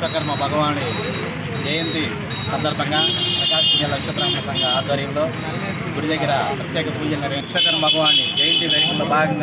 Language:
Indonesian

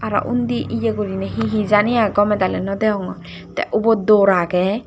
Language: Chakma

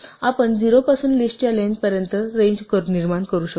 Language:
Marathi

